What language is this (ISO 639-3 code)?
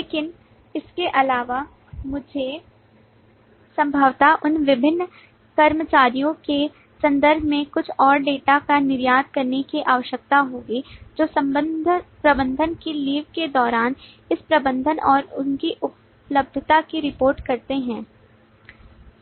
hin